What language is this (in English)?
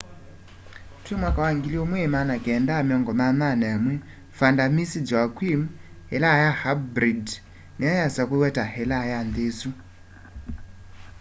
Kamba